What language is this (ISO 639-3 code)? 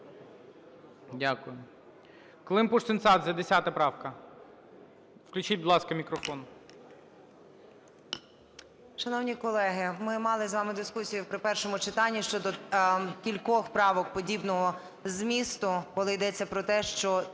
ukr